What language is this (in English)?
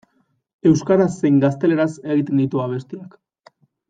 Basque